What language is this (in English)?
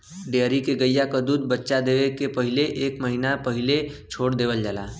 Bhojpuri